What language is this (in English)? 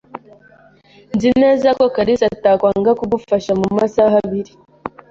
Kinyarwanda